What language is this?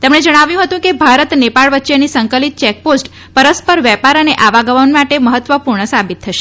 Gujarati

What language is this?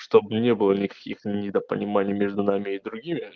Russian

